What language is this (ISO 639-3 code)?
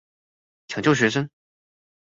zho